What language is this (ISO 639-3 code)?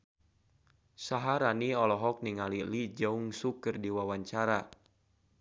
sun